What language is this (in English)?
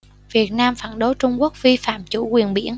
Vietnamese